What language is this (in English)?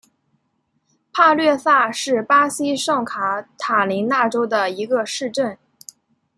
Chinese